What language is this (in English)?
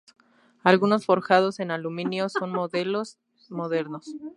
Spanish